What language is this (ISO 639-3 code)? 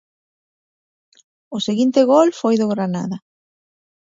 glg